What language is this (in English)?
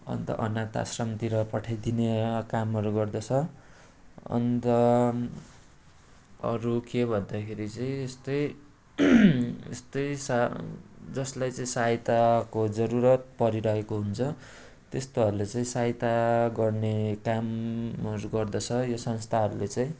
Nepali